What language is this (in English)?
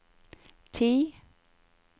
Norwegian